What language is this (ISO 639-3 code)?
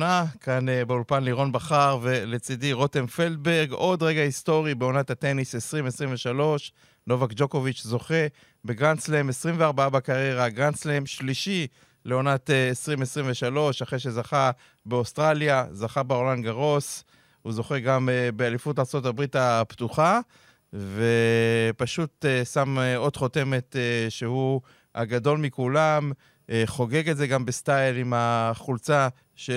heb